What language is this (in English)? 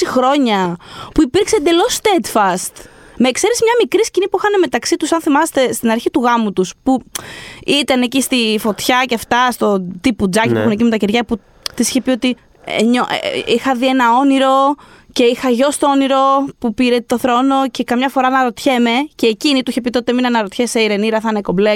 Greek